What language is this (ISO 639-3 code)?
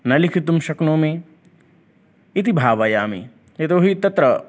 san